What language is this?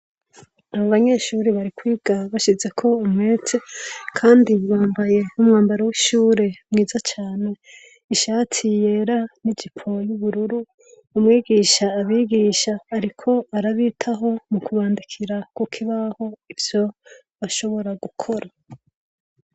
Rundi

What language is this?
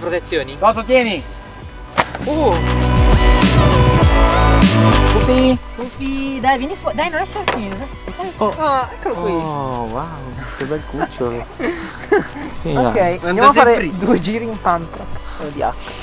Italian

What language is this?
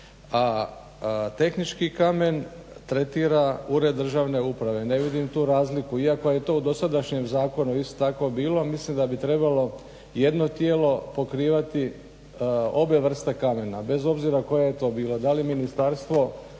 Croatian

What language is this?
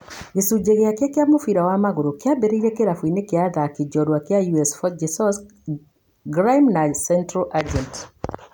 Kikuyu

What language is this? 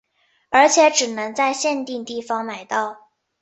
Chinese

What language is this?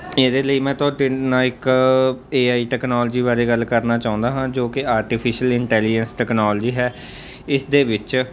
Punjabi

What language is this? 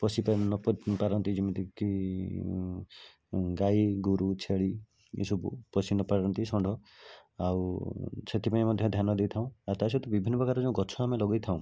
Odia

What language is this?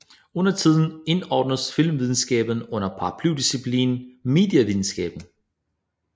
Danish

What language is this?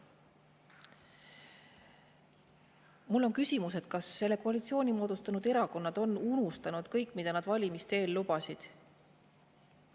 Estonian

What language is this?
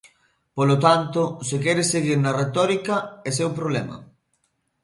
Galician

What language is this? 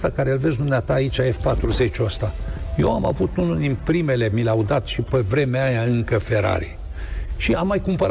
Romanian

